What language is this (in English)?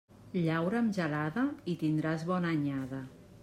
Catalan